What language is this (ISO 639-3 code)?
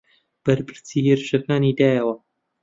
ckb